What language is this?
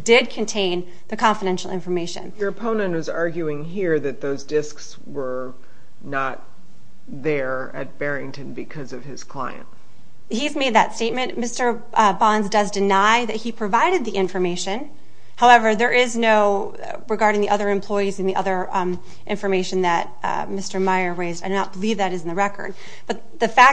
English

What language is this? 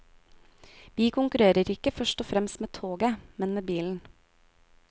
Norwegian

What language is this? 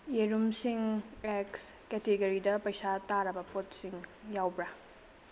Manipuri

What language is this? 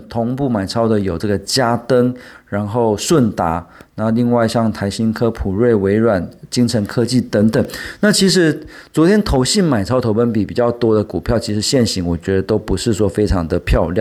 Chinese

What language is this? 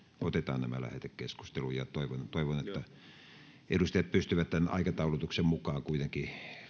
Finnish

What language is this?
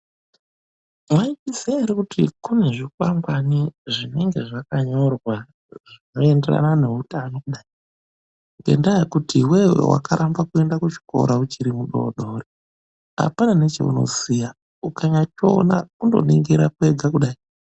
Ndau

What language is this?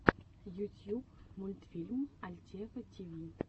Russian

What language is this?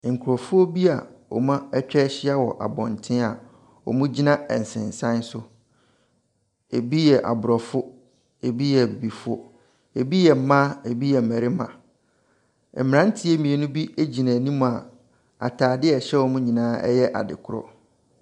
Akan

